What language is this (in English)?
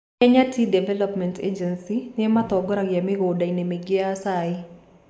Kikuyu